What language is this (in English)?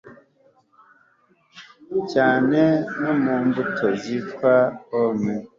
Kinyarwanda